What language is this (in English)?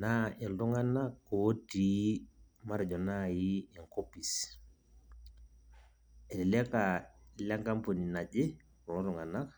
Masai